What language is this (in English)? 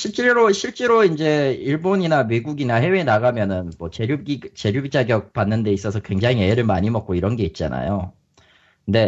Korean